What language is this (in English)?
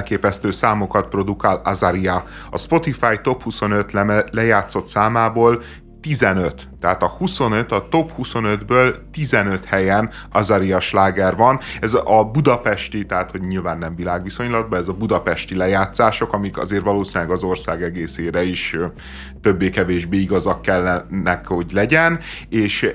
Hungarian